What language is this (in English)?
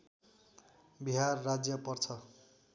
Nepali